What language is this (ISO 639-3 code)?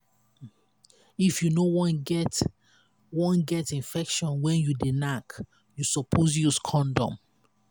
pcm